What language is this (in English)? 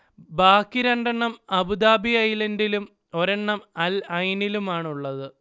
Malayalam